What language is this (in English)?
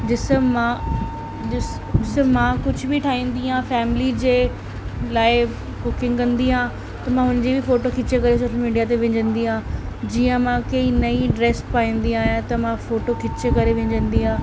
Sindhi